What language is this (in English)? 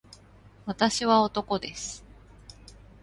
Japanese